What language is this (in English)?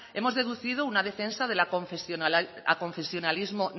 Spanish